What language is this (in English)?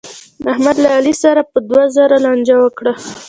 Pashto